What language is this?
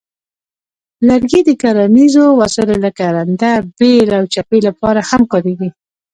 Pashto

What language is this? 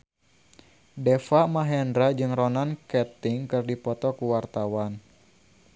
Sundanese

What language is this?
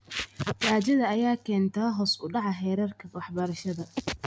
Somali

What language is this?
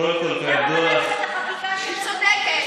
Hebrew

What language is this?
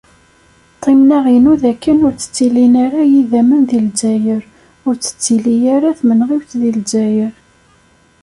Kabyle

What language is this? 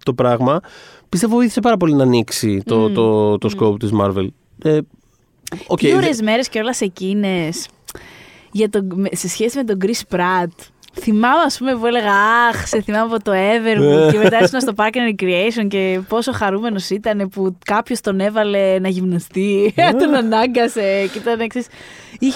Greek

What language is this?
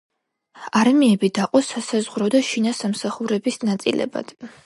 Georgian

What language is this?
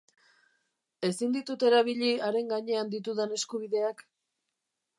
Basque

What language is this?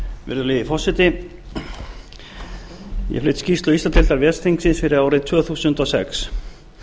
Icelandic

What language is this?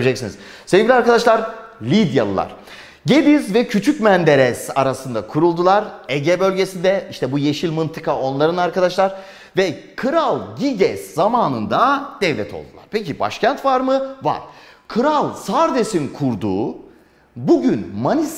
Turkish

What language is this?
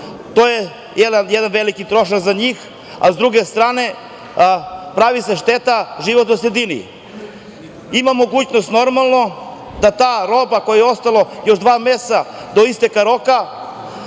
Serbian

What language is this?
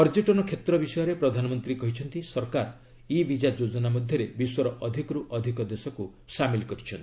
Odia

